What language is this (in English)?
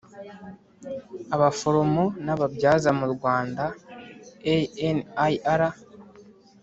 Kinyarwanda